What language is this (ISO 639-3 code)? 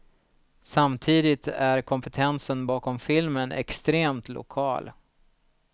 swe